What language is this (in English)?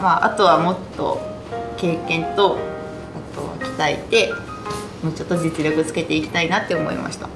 Japanese